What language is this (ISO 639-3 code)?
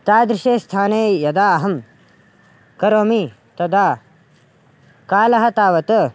san